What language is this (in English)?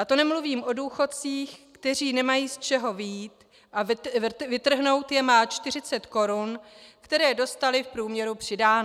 Czech